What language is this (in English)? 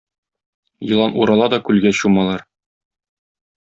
Tatar